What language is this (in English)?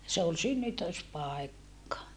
Finnish